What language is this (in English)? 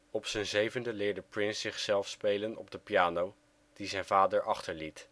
Dutch